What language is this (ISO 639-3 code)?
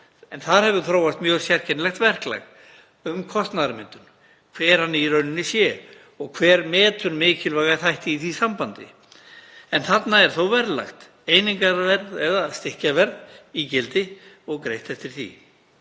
isl